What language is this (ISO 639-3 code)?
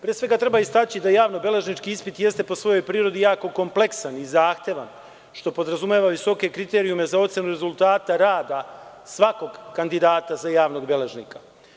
srp